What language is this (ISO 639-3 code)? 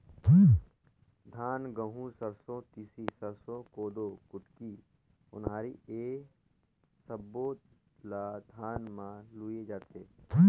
hne